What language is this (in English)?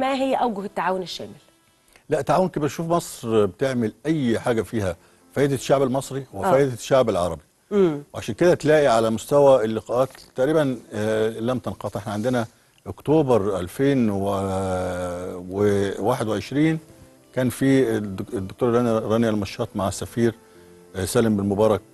Arabic